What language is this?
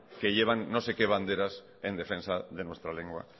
Spanish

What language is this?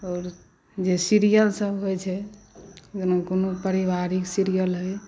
Maithili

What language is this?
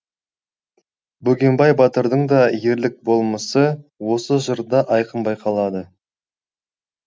Kazakh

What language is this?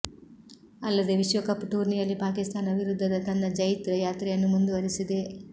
Kannada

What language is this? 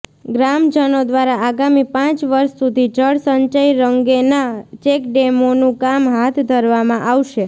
Gujarati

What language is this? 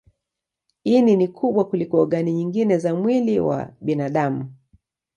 Swahili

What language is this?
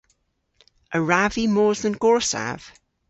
Cornish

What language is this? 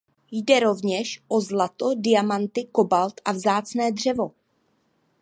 Czech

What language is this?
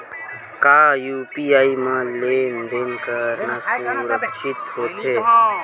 Chhattisgarhi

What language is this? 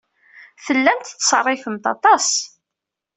Kabyle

